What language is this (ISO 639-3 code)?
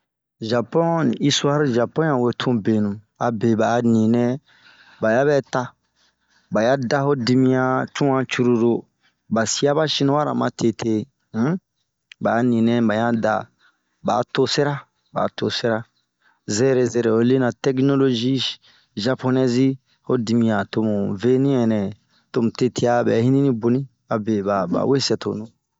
bmq